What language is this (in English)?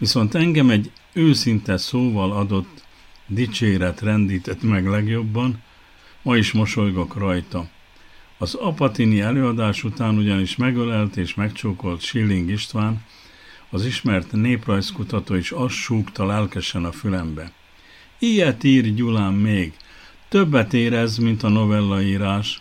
Hungarian